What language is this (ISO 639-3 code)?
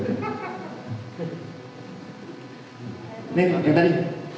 ind